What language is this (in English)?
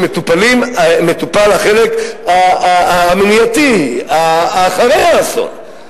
Hebrew